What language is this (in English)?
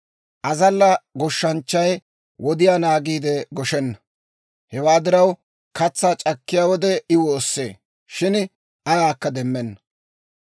Dawro